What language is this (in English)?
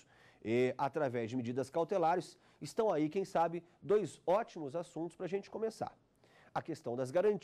Portuguese